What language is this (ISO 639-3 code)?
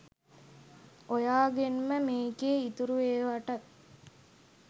sin